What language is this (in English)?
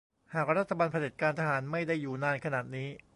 Thai